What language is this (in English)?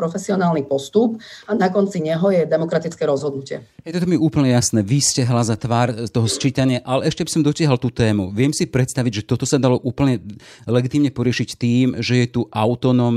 Slovak